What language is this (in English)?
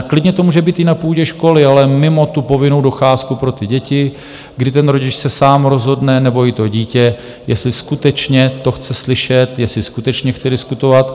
Czech